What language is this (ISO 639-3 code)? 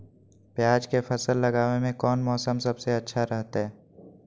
mag